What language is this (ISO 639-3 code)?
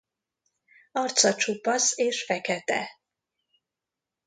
hun